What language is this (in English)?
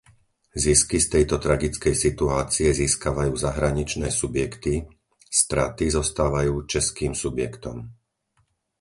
Slovak